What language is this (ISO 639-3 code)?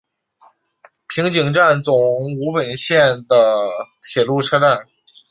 zho